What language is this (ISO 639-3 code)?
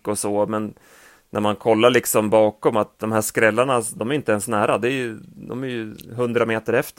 swe